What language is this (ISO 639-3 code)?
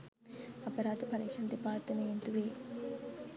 sin